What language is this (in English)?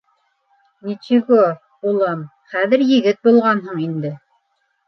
Bashkir